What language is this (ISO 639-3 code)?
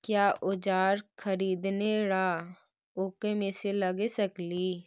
mag